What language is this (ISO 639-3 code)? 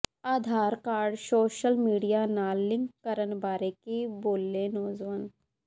pan